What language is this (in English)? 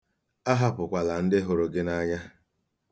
Igbo